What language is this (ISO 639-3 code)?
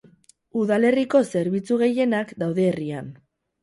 eus